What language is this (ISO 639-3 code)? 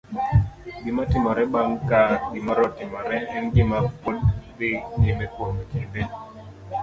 luo